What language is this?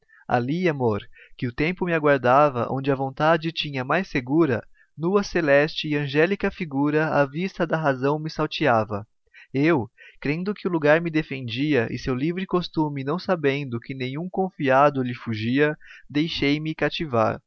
Portuguese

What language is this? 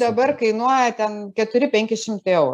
Lithuanian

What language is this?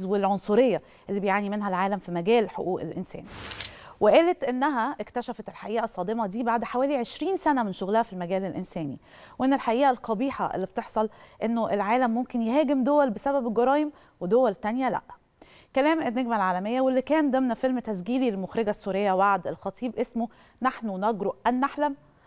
Arabic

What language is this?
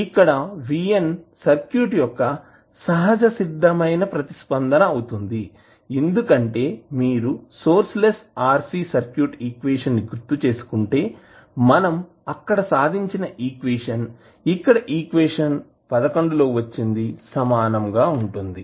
Telugu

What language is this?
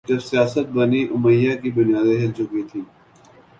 Urdu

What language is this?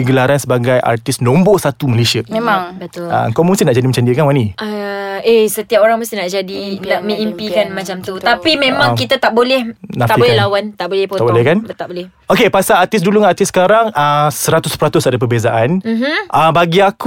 Malay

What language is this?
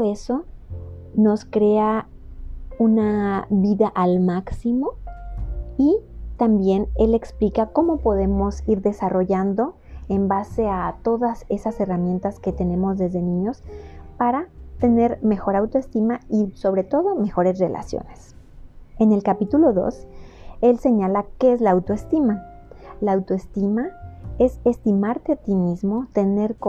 Spanish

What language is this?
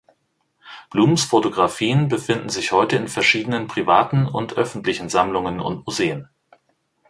German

